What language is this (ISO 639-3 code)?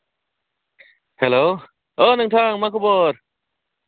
brx